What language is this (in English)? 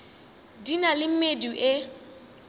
Northern Sotho